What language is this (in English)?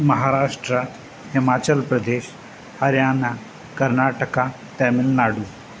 Sindhi